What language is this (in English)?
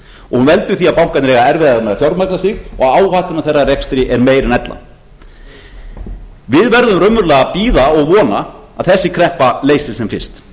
Icelandic